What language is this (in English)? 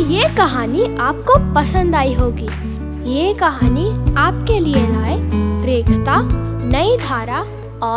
Hindi